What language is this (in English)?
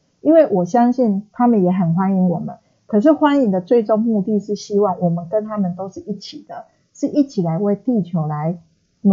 Chinese